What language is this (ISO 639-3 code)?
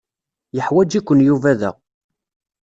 kab